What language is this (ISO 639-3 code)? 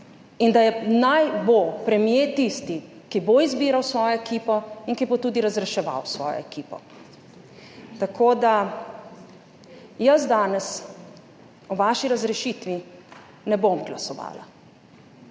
slv